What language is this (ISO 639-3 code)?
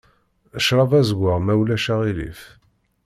kab